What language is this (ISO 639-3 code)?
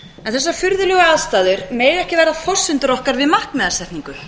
isl